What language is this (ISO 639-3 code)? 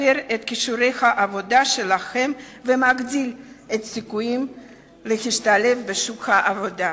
heb